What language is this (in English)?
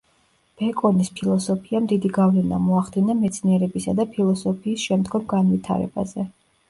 Georgian